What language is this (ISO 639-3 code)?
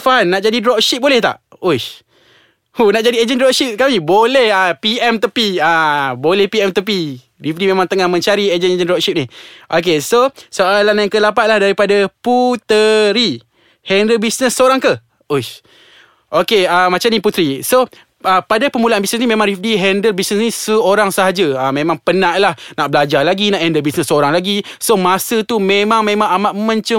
msa